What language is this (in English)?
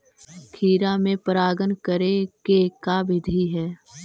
Magahi